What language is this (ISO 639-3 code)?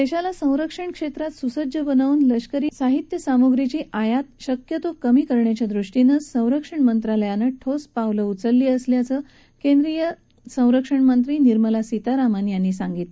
mar